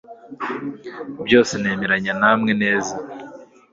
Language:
Kinyarwanda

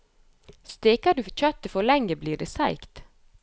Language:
Norwegian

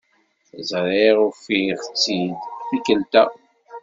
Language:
Kabyle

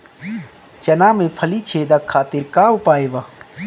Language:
Bhojpuri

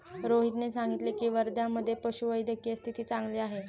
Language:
Marathi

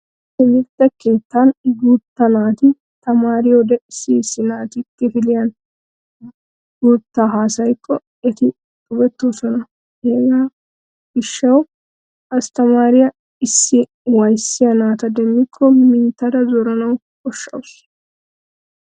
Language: Wolaytta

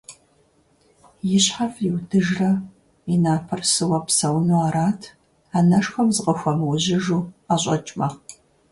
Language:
Kabardian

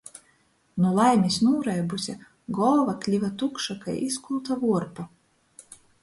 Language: Latgalian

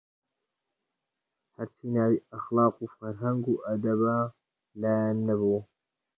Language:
Central Kurdish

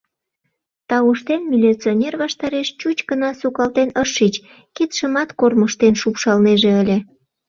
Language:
Mari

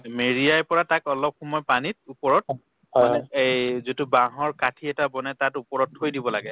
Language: Assamese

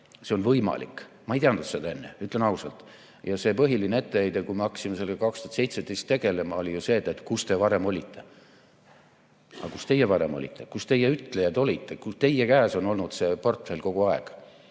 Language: Estonian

